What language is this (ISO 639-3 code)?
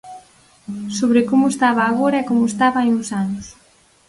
glg